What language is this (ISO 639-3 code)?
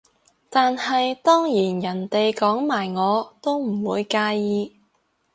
yue